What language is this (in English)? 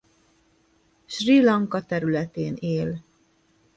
Hungarian